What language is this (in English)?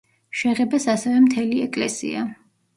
Georgian